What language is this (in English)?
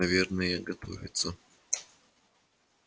Russian